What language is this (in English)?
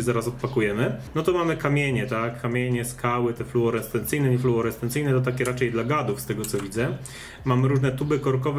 Polish